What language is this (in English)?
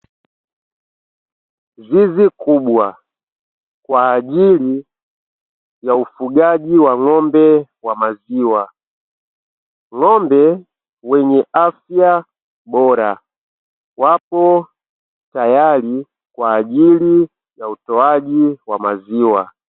Swahili